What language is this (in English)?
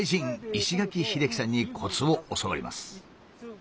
Japanese